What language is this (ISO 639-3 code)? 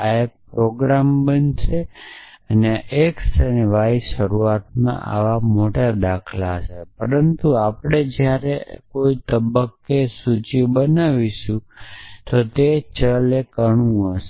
guj